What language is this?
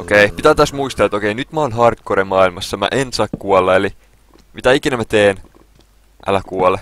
Finnish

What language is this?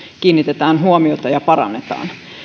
Finnish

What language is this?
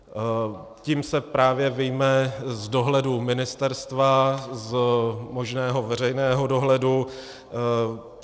Czech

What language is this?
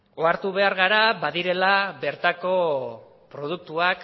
Basque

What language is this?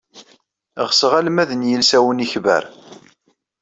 Kabyle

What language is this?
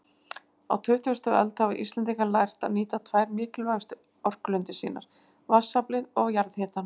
Icelandic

